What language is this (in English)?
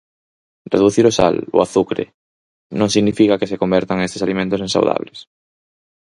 Galician